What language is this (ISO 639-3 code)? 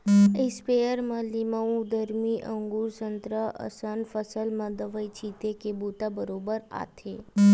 hne